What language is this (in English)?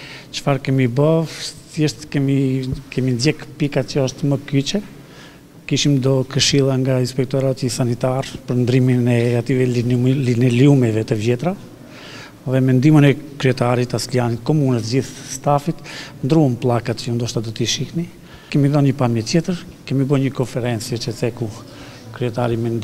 Romanian